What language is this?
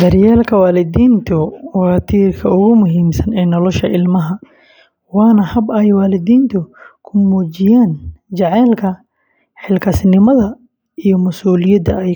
Somali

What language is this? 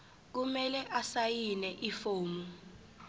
Zulu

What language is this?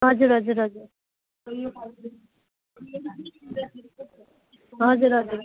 Nepali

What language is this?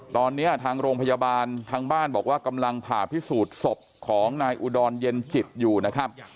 Thai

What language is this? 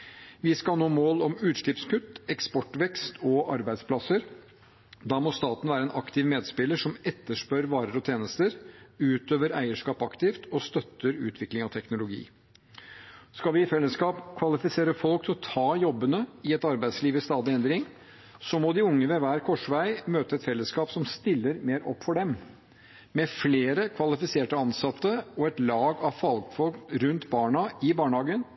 Norwegian Bokmål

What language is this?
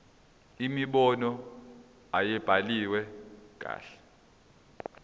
Zulu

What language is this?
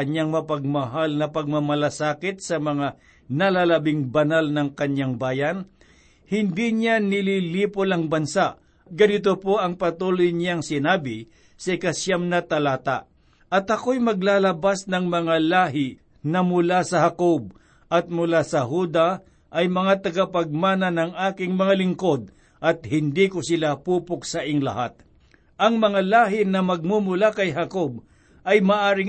Filipino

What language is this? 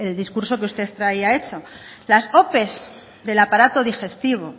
Spanish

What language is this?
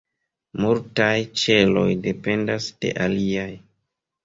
Esperanto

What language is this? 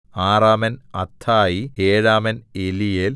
Malayalam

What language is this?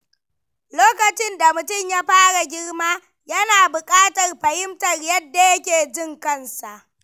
Hausa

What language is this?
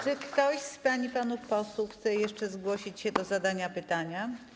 Polish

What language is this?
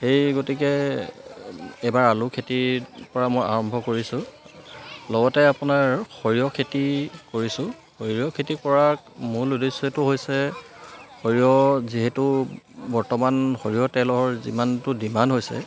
Assamese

